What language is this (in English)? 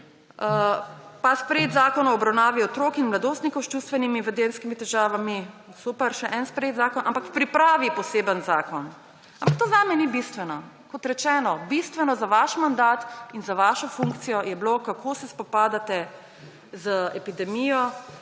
Slovenian